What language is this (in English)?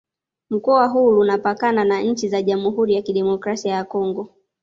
Swahili